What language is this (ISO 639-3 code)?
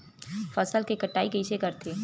hne